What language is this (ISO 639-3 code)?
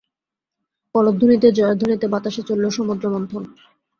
ben